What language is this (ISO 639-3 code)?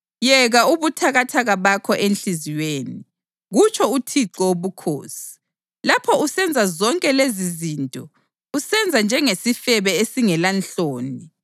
nde